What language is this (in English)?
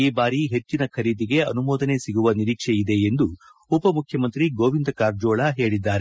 Kannada